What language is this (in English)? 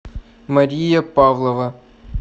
Russian